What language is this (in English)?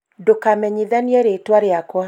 Kikuyu